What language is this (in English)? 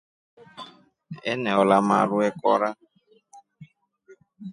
Rombo